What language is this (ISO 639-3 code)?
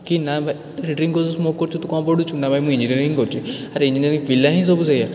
ori